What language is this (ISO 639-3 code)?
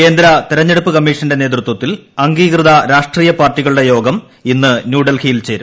mal